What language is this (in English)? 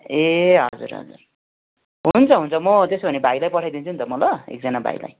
Nepali